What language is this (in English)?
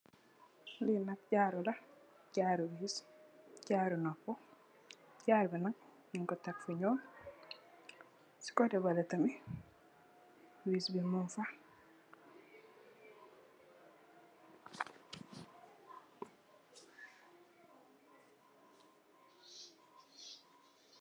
Wolof